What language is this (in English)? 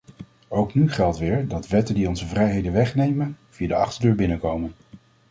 Dutch